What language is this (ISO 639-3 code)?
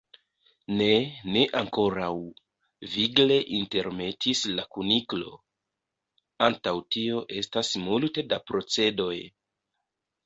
epo